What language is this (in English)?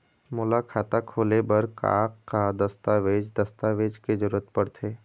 Chhattisgarhi